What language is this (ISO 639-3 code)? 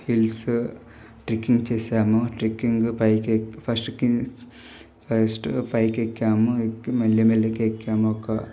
tel